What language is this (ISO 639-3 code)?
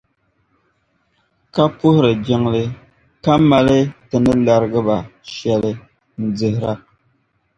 dag